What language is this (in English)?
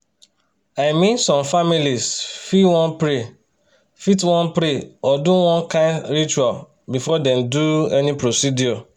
Nigerian Pidgin